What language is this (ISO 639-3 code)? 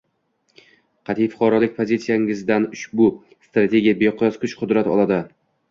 uzb